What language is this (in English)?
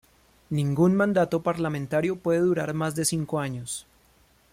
Spanish